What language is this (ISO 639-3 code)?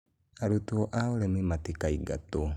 kik